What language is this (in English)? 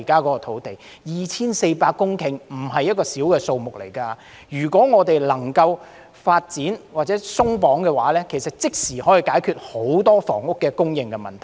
Cantonese